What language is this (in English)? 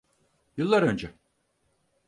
Turkish